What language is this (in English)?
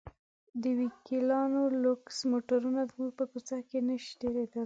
Pashto